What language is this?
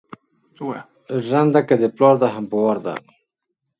Pashto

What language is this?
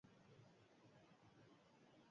Basque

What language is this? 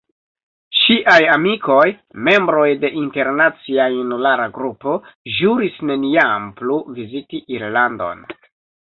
Esperanto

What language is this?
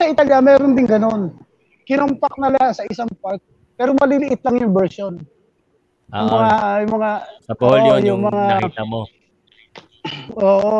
Filipino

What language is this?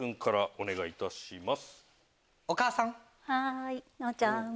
Japanese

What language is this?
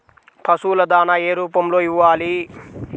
Telugu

